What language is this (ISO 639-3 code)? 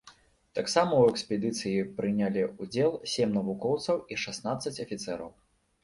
bel